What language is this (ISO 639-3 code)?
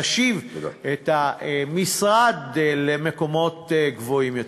heb